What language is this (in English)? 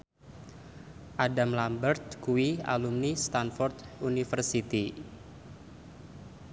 Javanese